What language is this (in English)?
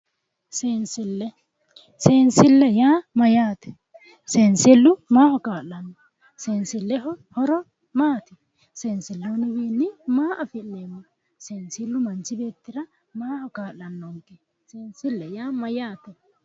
Sidamo